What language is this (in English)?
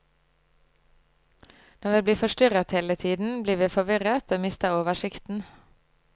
Norwegian